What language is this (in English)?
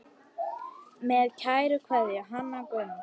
Icelandic